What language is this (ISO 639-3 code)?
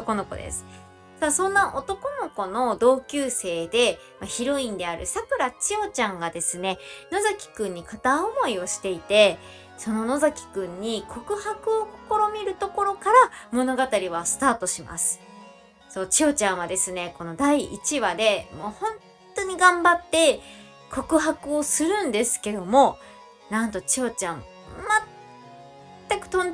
jpn